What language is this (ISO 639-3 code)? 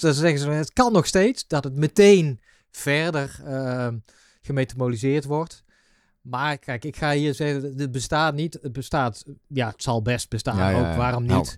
nld